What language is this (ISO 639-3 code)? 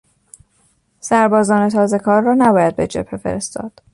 fas